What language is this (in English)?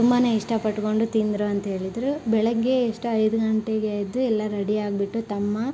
Kannada